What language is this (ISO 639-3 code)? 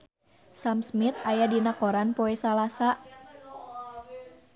sun